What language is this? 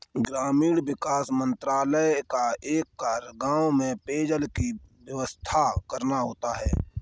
Hindi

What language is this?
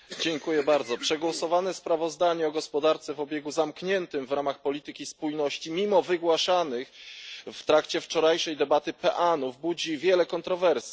Polish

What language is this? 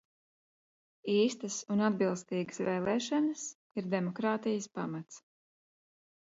Latvian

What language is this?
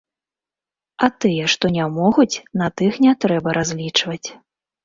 Belarusian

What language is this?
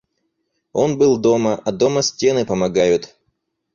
Russian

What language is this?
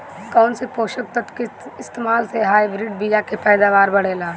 Bhojpuri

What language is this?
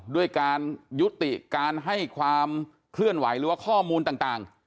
Thai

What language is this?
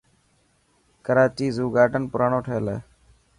Dhatki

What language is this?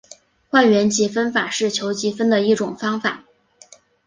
Chinese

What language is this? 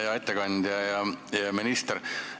Estonian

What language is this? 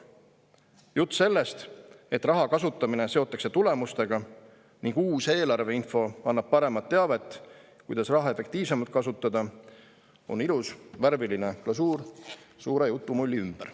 Estonian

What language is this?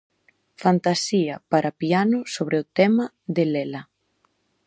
Galician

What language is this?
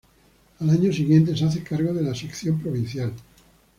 Spanish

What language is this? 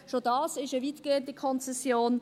Swiss German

